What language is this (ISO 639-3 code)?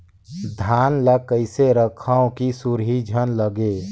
hne